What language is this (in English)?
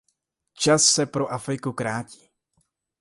Czech